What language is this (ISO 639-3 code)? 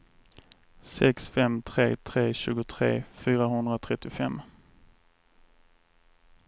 swe